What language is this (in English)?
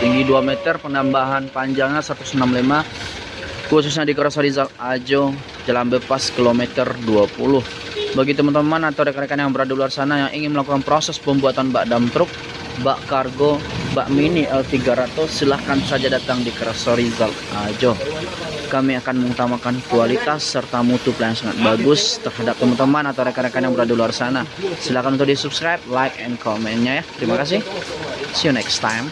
Indonesian